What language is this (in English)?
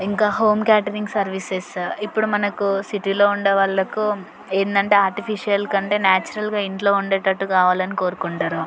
Telugu